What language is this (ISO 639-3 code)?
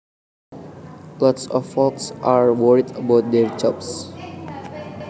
jav